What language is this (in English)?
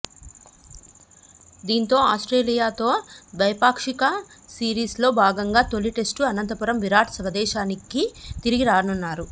Telugu